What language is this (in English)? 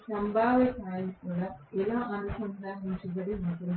Telugu